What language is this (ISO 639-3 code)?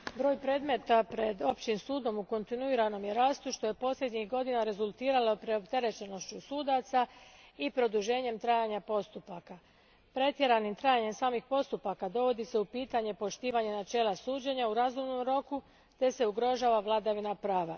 hrv